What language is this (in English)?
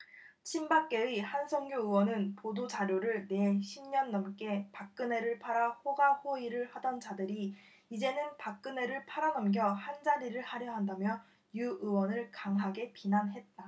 Korean